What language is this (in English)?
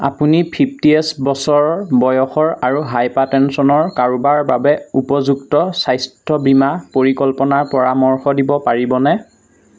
Assamese